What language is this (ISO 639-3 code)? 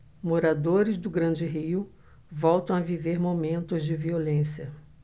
por